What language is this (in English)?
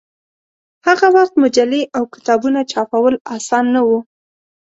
Pashto